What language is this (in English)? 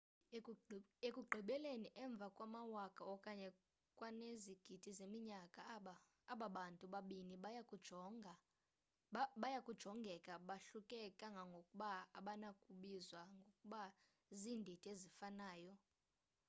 Xhosa